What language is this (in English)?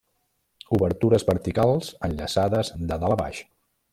Catalan